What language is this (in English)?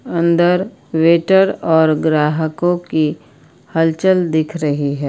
Hindi